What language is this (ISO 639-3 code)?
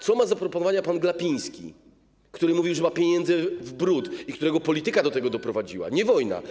pol